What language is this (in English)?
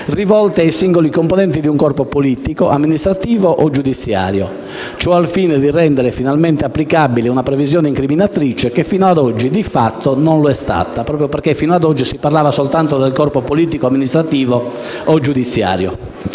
Italian